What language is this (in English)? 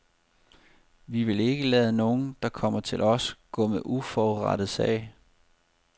Danish